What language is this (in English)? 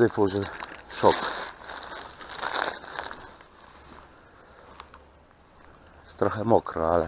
Polish